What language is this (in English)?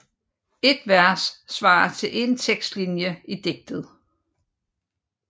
Danish